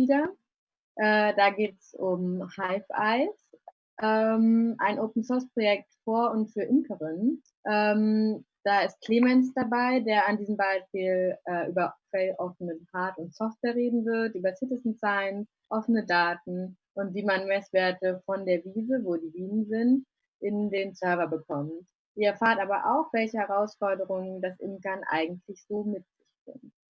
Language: German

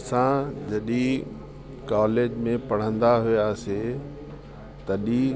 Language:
Sindhi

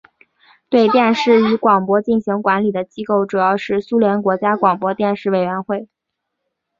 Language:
Chinese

